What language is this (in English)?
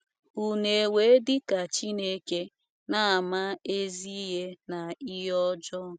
Igbo